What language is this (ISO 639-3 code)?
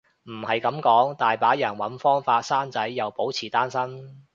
yue